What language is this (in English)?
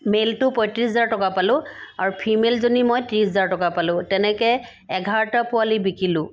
Assamese